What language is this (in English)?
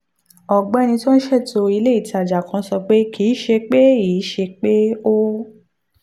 Yoruba